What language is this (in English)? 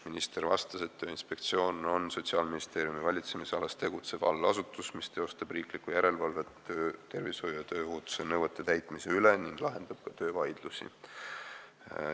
Estonian